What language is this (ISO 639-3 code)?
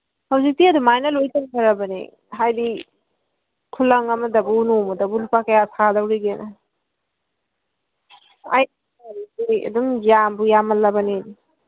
mni